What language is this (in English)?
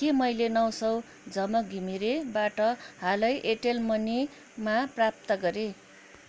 Nepali